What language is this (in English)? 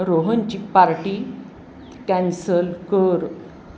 Marathi